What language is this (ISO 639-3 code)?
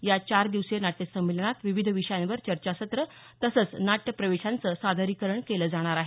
mar